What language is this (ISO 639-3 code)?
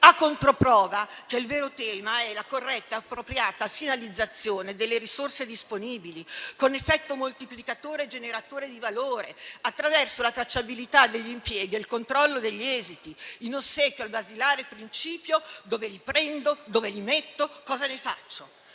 ita